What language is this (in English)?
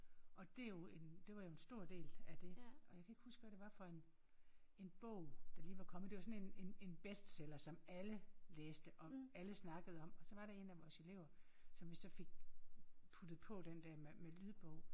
Danish